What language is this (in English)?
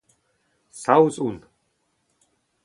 Breton